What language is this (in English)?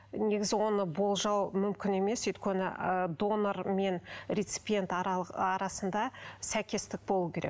Kazakh